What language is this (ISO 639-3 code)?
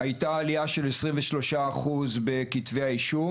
heb